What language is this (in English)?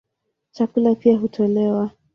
Swahili